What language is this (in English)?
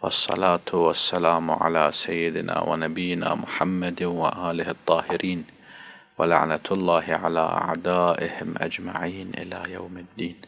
Arabic